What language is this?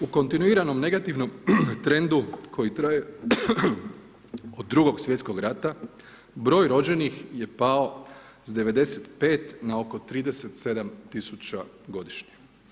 Croatian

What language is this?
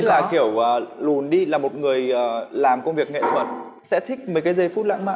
Vietnamese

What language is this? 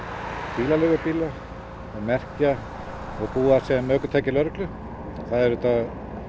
Icelandic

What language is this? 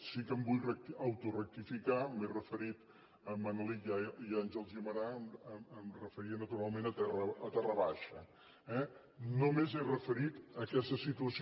Catalan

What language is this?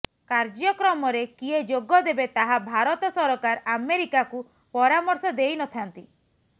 Odia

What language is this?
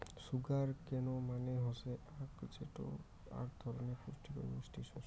Bangla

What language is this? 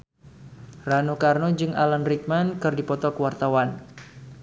Sundanese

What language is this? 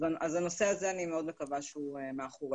Hebrew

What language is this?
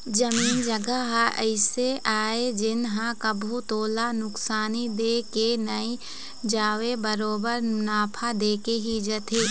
Chhattisgarhi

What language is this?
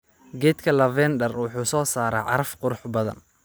Somali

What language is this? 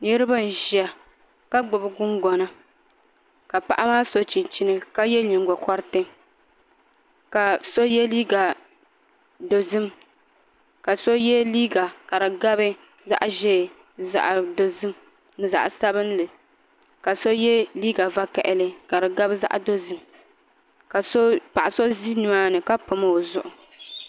Dagbani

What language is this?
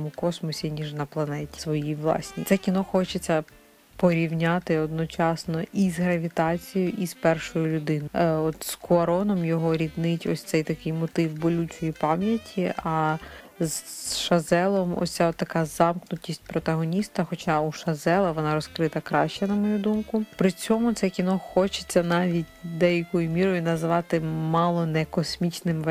Ukrainian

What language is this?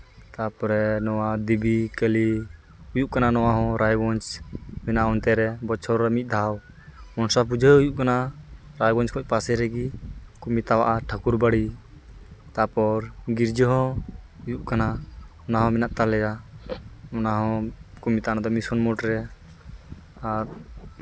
Santali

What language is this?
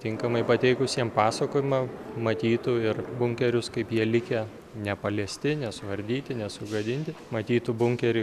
Lithuanian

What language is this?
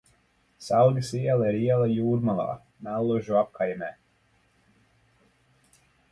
Latvian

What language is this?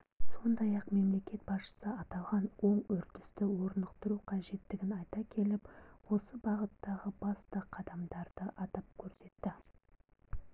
Kazakh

